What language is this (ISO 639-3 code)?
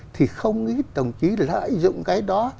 vie